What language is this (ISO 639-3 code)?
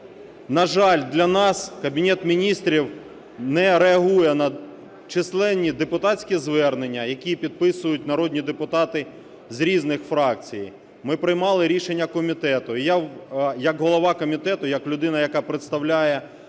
ukr